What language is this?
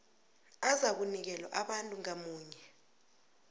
South Ndebele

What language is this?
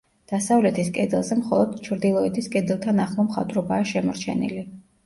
Georgian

